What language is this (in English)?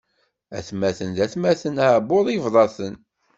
Kabyle